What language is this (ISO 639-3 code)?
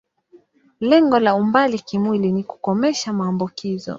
swa